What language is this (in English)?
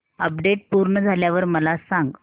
Marathi